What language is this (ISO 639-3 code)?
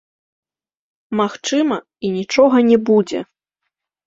bel